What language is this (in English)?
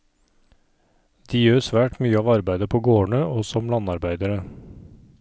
Norwegian